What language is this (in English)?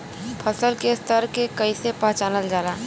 Bhojpuri